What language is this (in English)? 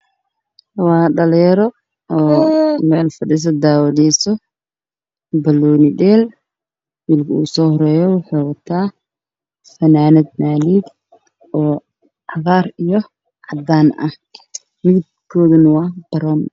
Somali